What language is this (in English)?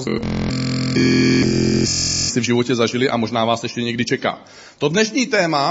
Czech